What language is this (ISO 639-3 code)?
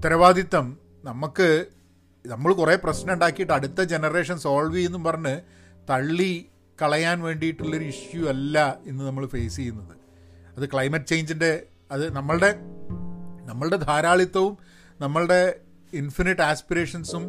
mal